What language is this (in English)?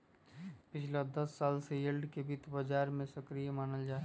Magahi